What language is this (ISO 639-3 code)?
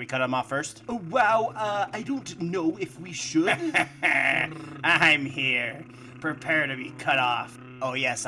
eng